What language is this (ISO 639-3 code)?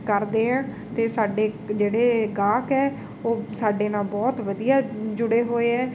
pan